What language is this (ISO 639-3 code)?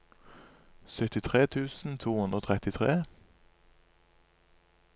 nor